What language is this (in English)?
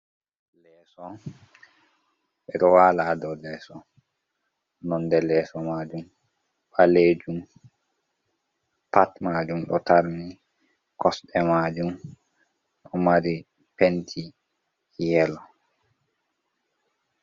Fula